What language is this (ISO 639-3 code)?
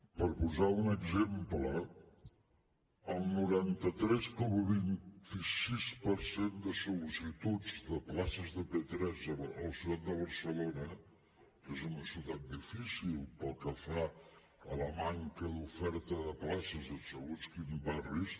cat